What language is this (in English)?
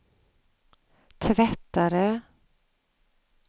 Swedish